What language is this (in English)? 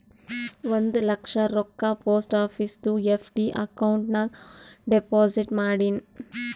Kannada